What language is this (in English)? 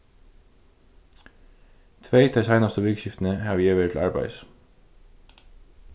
Faroese